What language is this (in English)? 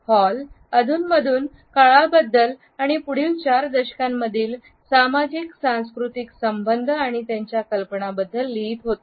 Marathi